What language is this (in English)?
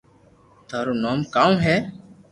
Loarki